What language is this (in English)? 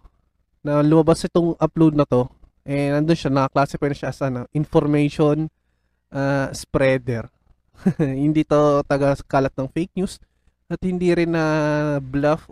Filipino